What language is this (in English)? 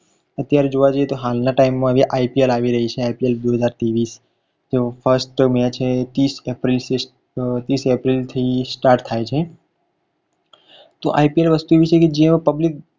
Gujarati